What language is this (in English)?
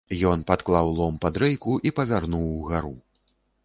Belarusian